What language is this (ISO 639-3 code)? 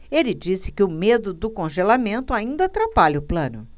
por